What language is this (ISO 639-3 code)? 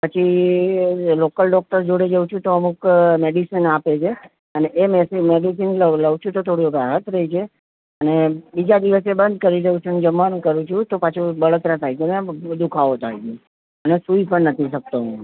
guj